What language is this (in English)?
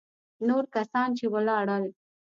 Pashto